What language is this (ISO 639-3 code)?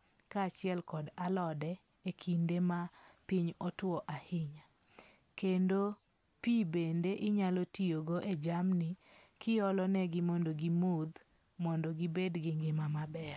luo